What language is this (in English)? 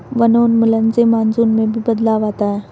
Hindi